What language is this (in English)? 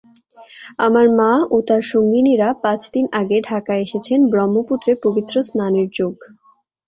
Bangla